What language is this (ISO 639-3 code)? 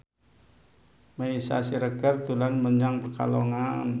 jav